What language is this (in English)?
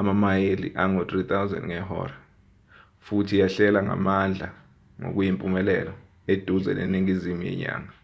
Zulu